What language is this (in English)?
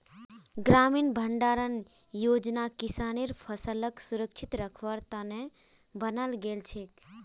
Magahi